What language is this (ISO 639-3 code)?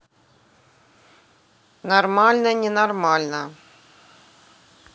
rus